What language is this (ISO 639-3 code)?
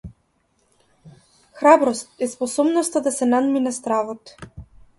mkd